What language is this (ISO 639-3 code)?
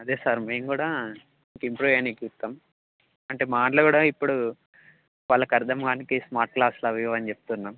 tel